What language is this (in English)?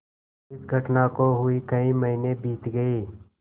Hindi